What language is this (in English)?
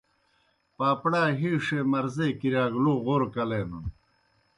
Kohistani Shina